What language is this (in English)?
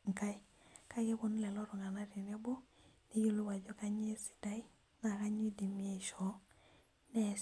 Masai